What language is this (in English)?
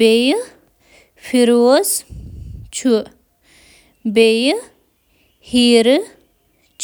Kashmiri